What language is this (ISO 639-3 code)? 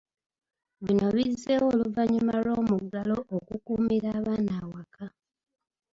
lug